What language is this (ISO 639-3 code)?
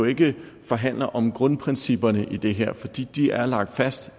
dan